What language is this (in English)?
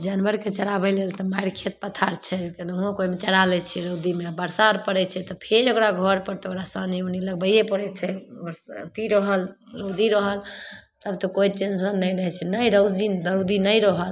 Maithili